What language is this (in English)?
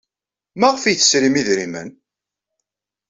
Kabyle